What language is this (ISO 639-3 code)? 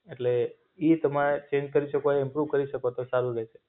guj